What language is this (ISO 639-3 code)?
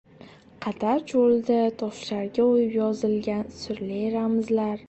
uzb